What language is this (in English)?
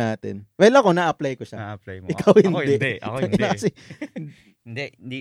Filipino